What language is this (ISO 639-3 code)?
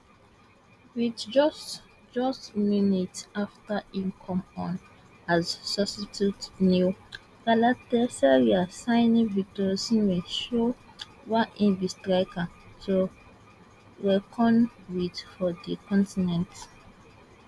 pcm